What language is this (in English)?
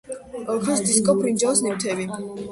Georgian